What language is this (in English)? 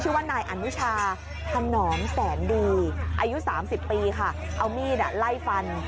Thai